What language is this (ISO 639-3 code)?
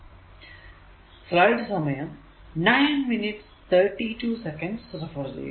mal